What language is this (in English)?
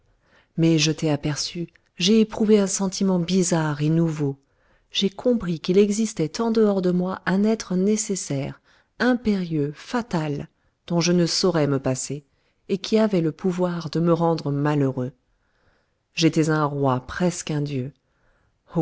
French